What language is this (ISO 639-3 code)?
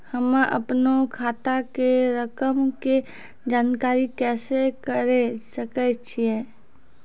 mai